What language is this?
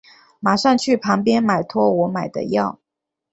Chinese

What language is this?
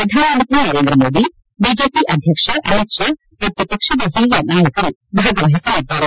Kannada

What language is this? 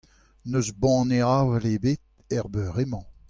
Breton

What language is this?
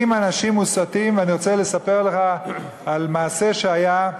Hebrew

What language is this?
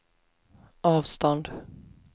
Swedish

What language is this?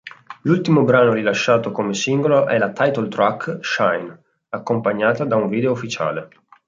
Italian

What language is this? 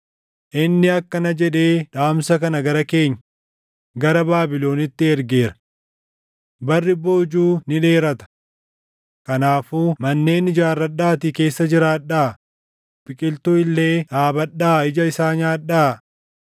Oromo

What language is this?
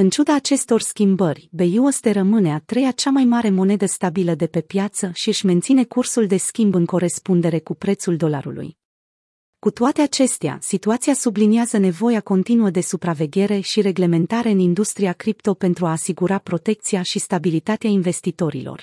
Romanian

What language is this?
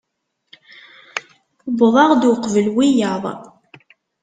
Kabyle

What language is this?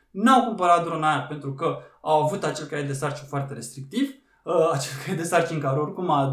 Romanian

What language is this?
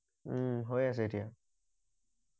Assamese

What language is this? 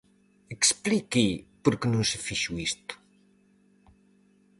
Galician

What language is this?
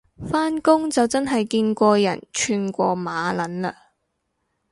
Cantonese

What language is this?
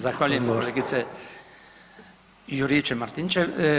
Croatian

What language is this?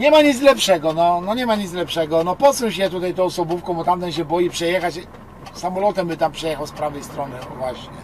Polish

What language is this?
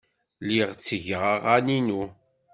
Kabyle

